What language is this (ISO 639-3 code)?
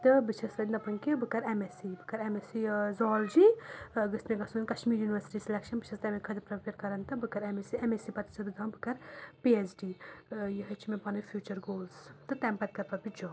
kas